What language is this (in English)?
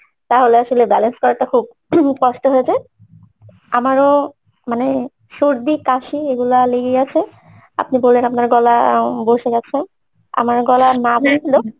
Bangla